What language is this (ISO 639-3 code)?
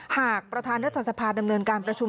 tha